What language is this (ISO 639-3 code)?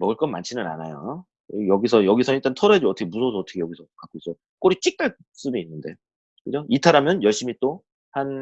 kor